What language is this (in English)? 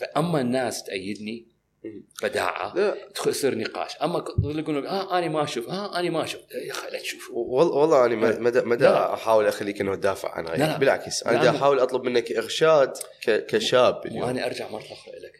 Arabic